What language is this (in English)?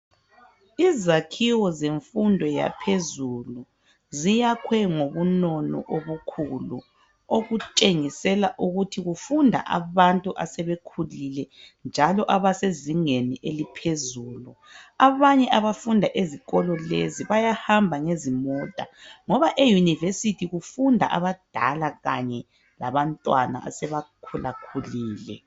North Ndebele